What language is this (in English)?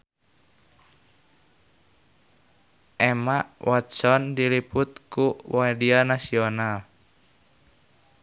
Sundanese